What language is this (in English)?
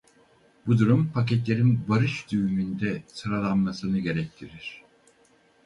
Turkish